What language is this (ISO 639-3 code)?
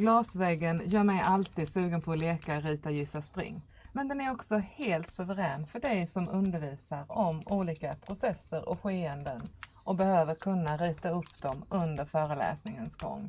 swe